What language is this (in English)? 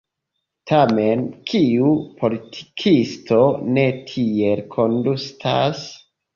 Esperanto